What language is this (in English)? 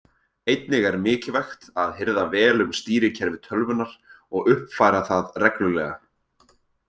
Icelandic